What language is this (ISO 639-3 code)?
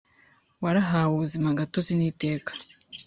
kin